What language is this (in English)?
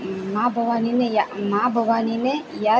Gujarati